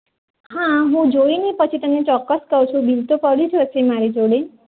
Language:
Gujarati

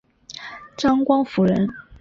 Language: Chinese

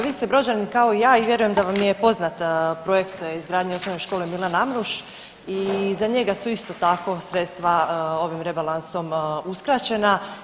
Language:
Croatian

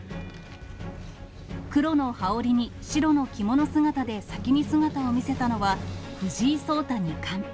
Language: Japanese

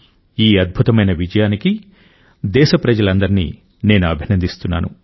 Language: Telugu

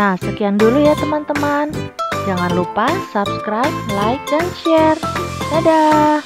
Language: Indonesian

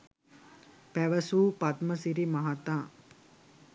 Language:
Sinhala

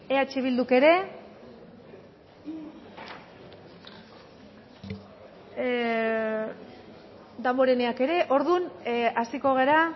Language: Basque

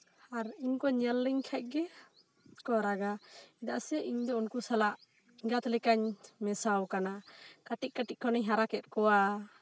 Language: Santali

